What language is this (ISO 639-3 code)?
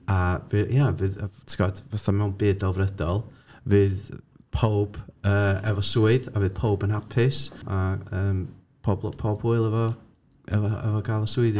cym